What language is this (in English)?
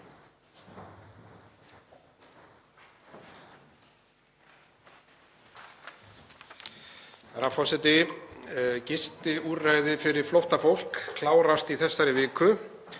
Icelandic